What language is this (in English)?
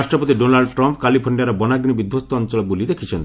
Odia